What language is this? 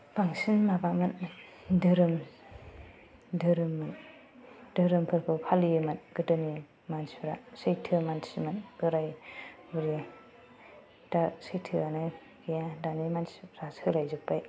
Bodo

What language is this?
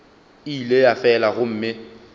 Northern Sotho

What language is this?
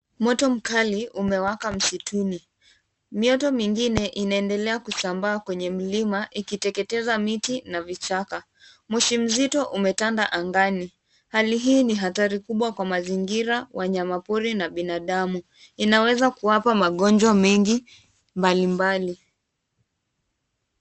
Swahili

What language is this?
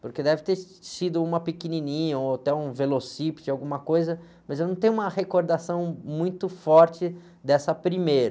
Portuguese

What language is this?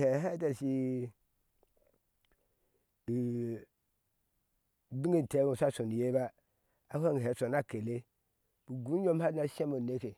Ashe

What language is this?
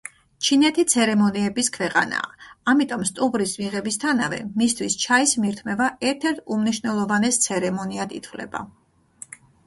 Georgian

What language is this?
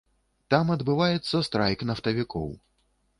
Belarusian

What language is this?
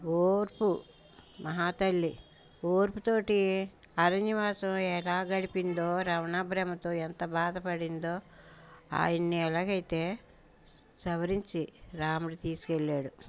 Telugu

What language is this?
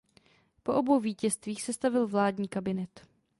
Czech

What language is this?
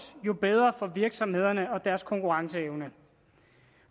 Danish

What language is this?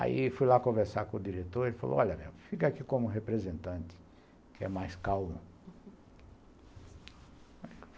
Portuguese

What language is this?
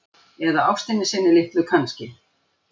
Icelandic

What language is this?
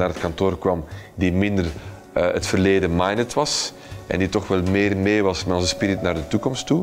Dutch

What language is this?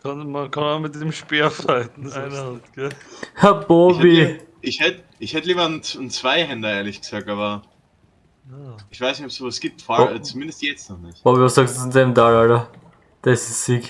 German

